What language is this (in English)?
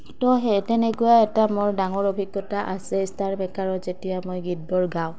Assamese